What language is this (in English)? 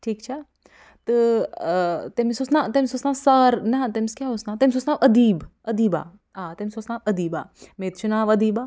Kashmiri